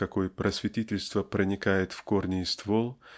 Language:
Russian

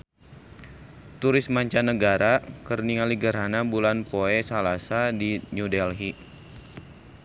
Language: Sundanese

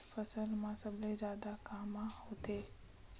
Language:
Chhattisgarhi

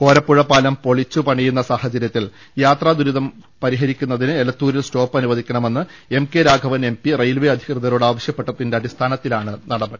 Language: Malayalam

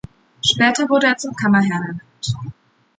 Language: German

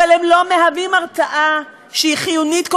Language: Hebrew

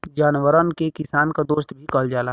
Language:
Bhojpuri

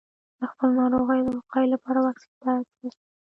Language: Pashto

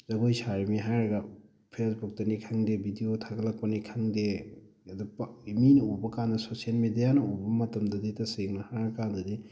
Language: Manipuri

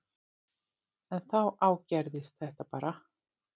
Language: Icelandic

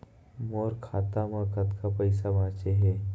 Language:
Chhattisgarhi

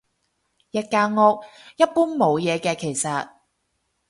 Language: Cantonese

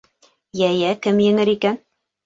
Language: Bashkir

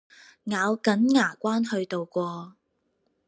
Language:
Cantonese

